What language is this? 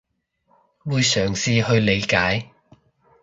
Cantonese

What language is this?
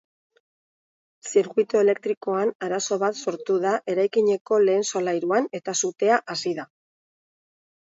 Basque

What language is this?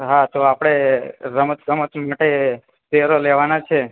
Gujarati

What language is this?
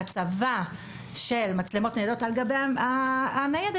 Hebrew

